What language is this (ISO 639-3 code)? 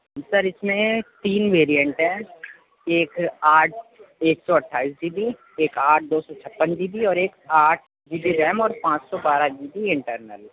urd